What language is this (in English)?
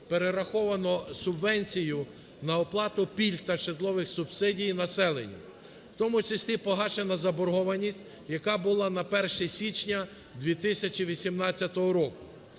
Ukrainian